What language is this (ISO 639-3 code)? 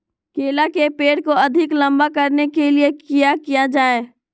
mag